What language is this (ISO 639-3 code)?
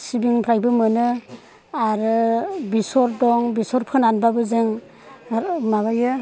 brx